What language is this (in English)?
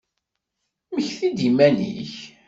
Kabyle